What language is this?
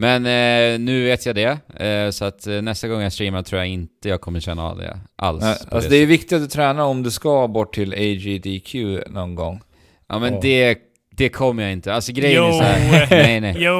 Swedish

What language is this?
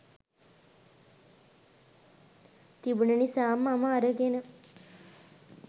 Sinhala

